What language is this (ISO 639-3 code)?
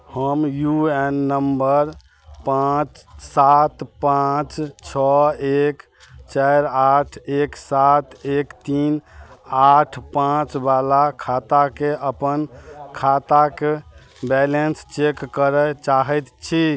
mai